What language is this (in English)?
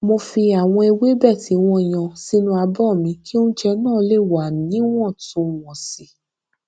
Yoruba